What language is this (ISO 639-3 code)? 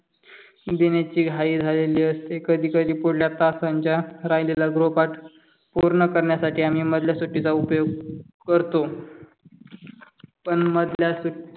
mar